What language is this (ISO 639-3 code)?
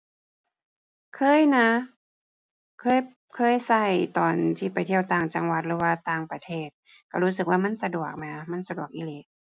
tha